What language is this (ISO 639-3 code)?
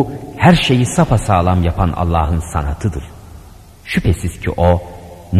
tur